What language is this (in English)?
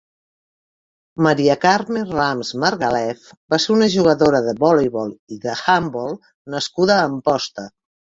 Catalan